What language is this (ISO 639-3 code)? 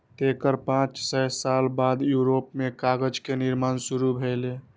mai